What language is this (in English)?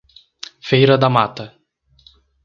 Portuguese